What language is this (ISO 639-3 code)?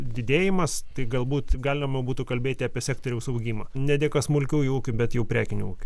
lit